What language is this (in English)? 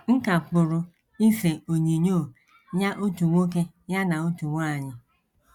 Igbo